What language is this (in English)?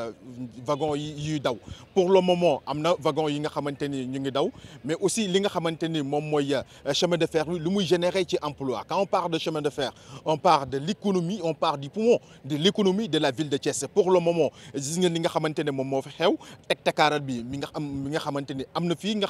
French